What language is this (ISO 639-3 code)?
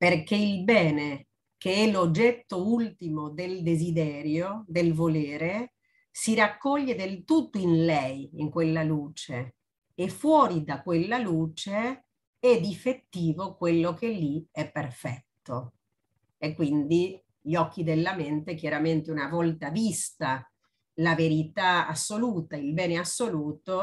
ita